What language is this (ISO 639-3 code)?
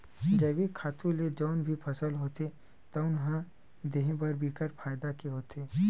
hne